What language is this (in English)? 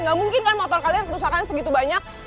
Indonesian